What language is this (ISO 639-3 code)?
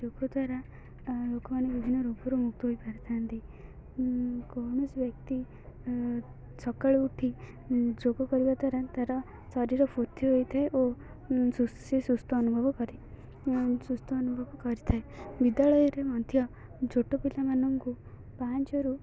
ori